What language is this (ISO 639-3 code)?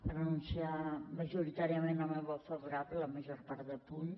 cat